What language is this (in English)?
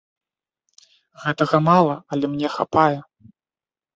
Belarusian